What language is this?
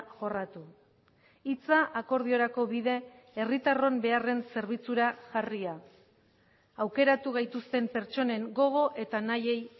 Basque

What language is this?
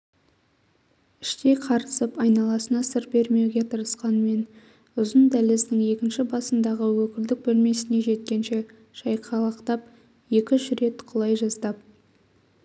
Kazakh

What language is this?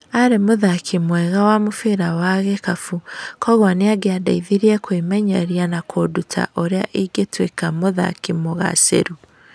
Kikuyu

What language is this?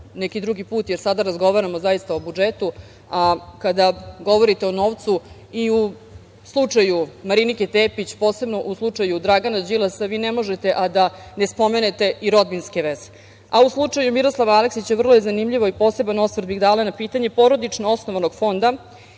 Serbian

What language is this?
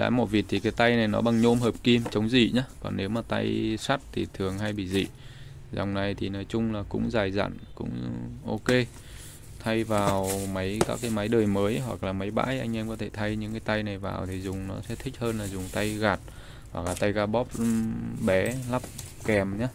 Vietnamese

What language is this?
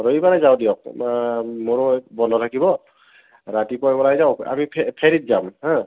Assamese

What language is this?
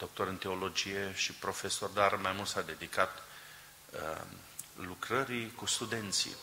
Romanian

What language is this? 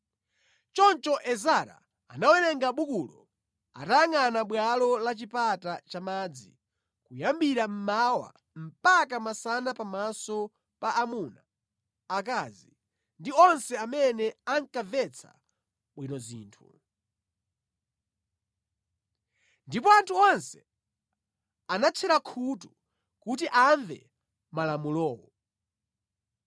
Nyanja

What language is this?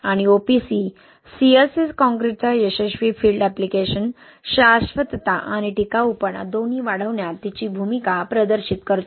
Marathi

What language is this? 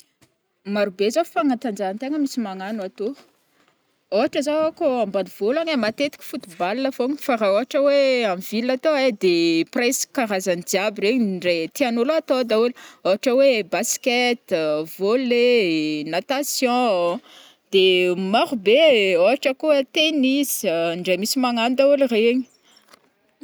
Northern Betsimisaraka Malagasy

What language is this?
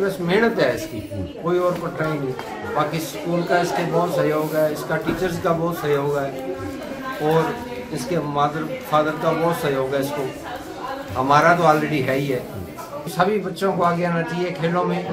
Hindi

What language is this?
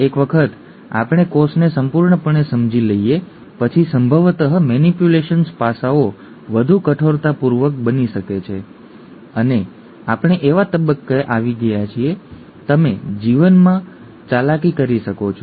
Gujarati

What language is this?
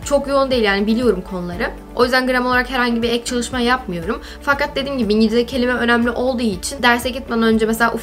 Turkish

